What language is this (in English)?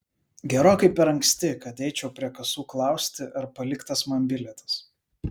Lithuanian